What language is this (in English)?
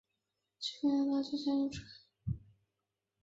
Chinese